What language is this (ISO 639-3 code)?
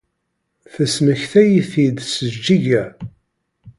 kab